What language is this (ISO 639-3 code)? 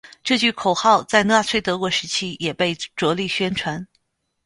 zho